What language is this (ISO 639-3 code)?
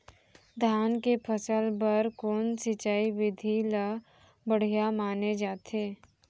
hne